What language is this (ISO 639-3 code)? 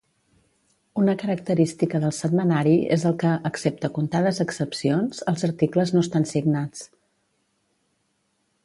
cat